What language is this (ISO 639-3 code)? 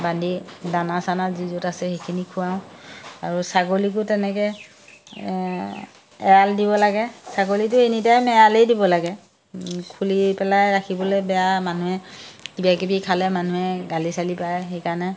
asm